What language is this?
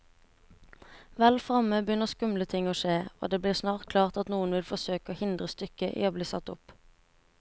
Norwegian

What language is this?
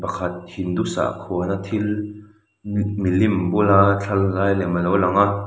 Mizo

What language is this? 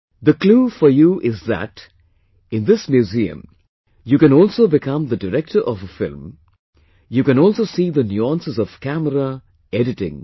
English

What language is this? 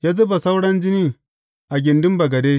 Hausa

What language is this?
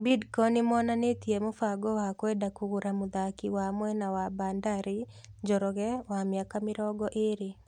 Kikuyu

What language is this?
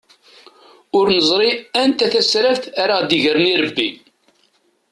Kabyle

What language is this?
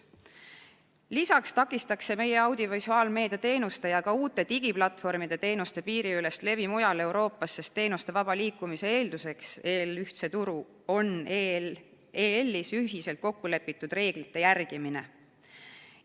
Estonian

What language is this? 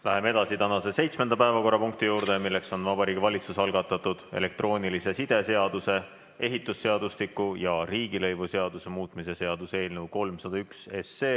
Estonian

